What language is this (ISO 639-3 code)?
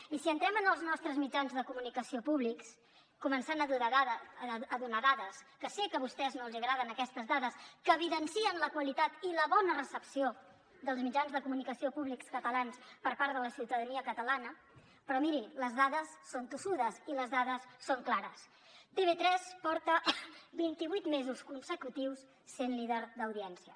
cat